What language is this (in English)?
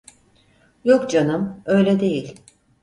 Turkish